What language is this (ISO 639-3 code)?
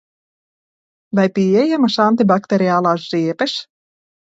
lav